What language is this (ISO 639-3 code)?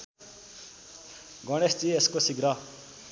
nep